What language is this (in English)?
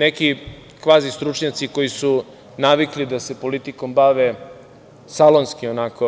Serbian